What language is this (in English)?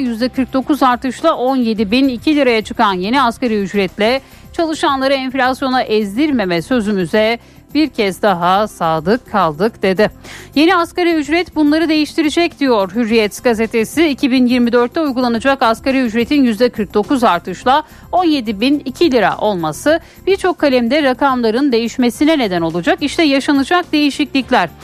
Turkish